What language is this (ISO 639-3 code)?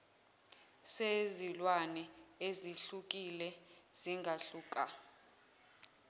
zul